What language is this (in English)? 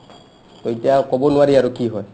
Assamese